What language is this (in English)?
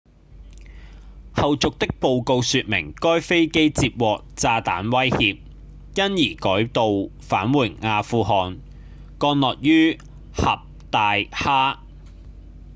Cantonese